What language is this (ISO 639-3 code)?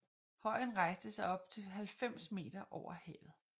dan